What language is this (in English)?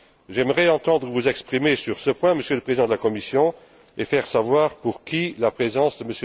French